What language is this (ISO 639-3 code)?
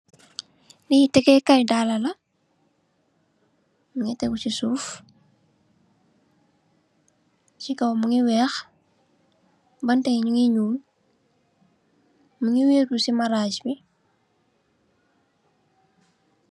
wol